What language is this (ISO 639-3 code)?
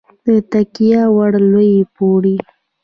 pus